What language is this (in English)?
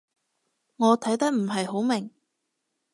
Cantonese